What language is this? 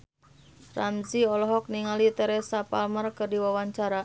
Sundanese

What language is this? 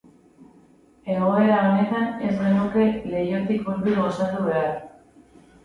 Basque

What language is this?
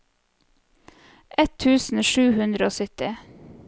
Norwegian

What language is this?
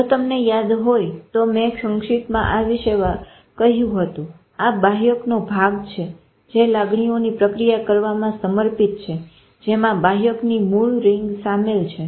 Gujarati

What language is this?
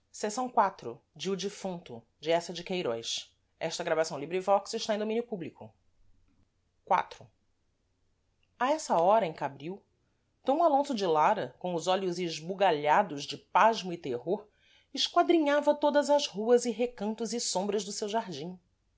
Portuguese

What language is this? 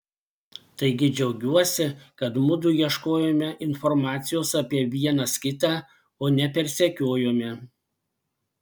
Lithuanian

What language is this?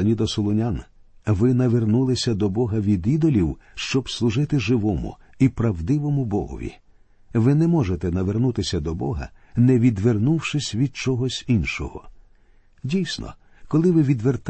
Ukrainian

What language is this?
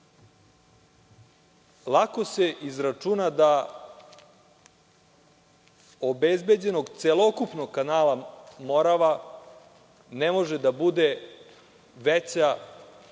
Serbian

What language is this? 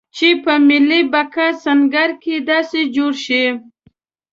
Pashto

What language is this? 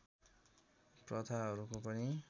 Nepali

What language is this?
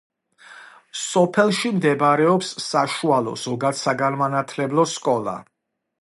Georgian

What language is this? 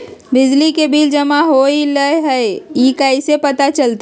Magahi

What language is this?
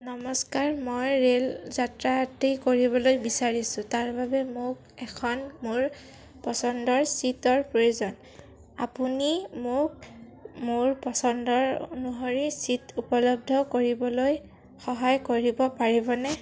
Assamese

